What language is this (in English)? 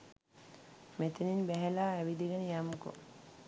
Sinhala